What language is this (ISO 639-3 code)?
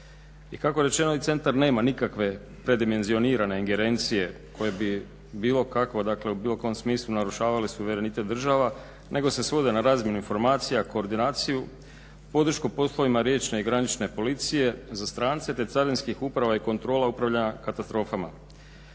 hrv